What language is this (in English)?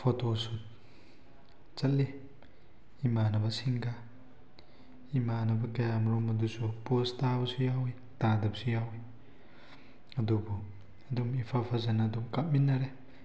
Manipuri